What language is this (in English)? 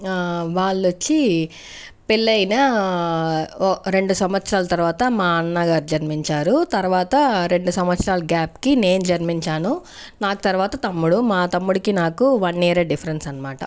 Telugu